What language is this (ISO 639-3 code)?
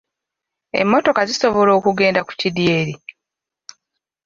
lug